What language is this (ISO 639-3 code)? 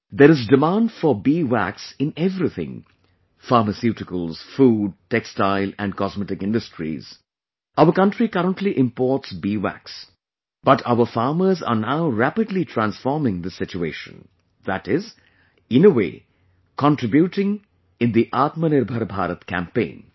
eng